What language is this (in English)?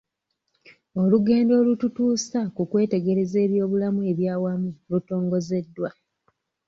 Ganda